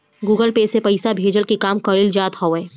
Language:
Bhojpuri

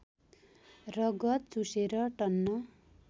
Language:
Nepali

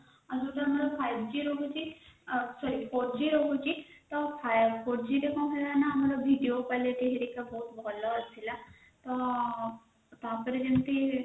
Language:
Odia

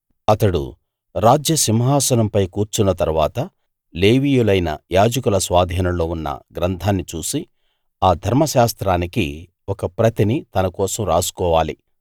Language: Telugu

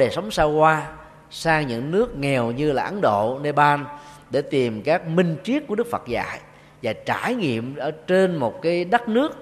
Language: Vietnamese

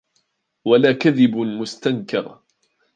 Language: Arabic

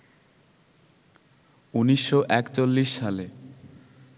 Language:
Bangla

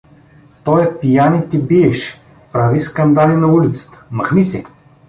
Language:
Bulgarian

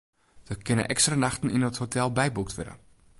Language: Western Frisian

